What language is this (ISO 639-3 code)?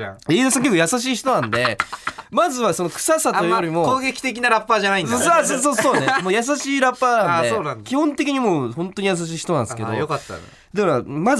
jpn